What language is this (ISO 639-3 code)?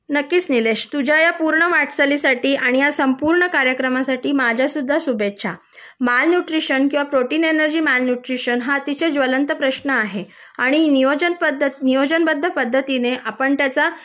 mar